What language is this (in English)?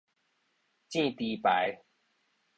Min Nan Chinese